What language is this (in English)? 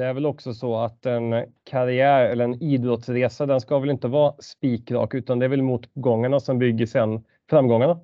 Swedish